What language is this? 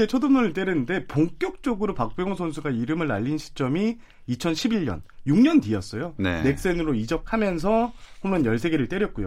Korean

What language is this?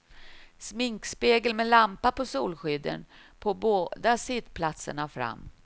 Swedish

